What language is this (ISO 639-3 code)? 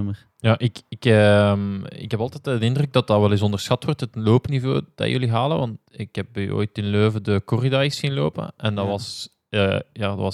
nld